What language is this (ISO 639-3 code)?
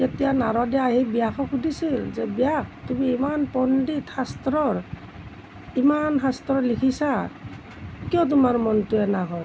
asm